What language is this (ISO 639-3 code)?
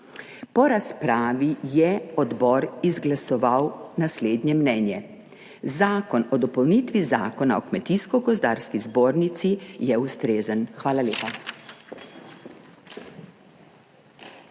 slv